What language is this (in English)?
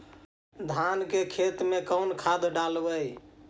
Magahi